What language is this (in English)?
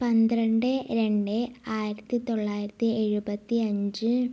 Malayalam